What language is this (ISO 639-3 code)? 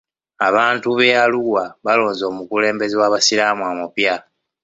lug